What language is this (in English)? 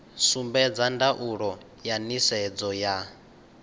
Venda